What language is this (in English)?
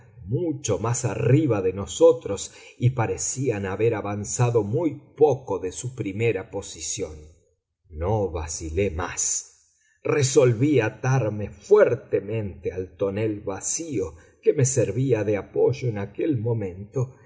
Spanish